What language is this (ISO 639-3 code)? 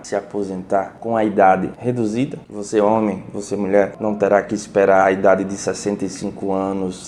por